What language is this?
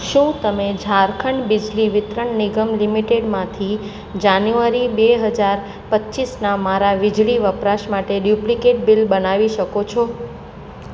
Gujarati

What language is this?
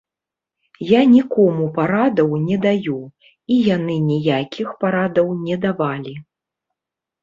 Belarusian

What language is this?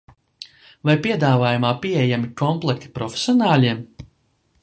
Latvian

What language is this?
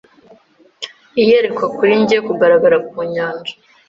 Kinyarwanda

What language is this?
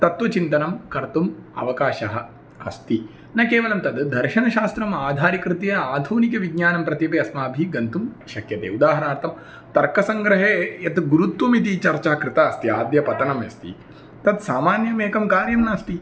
Sanskrit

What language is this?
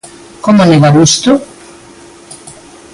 Galician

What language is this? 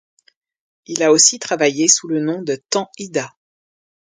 French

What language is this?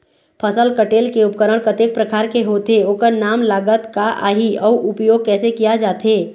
Chhattisgarhi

